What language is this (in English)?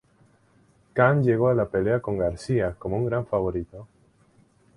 Spanish